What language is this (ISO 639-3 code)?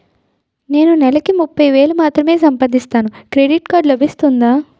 tel